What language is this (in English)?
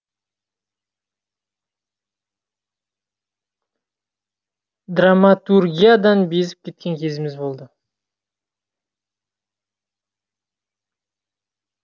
Kazakh